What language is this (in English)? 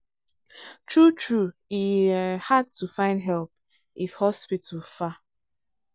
Nigerian Pidgin